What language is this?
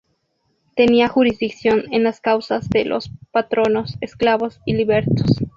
Spanish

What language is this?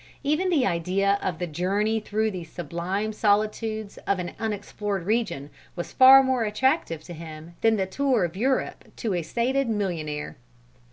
English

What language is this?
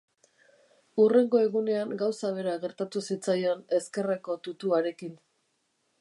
Basque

